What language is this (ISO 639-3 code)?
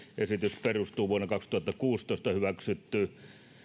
fin